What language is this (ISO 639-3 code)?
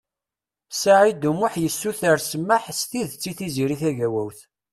kab